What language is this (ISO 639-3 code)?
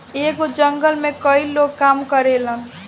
bho